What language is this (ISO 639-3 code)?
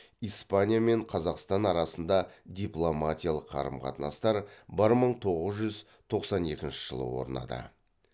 kaz